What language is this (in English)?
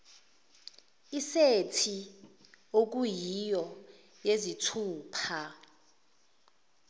Zulu